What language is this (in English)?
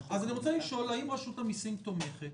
Hebrew